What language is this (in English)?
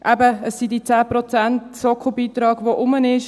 Swiss German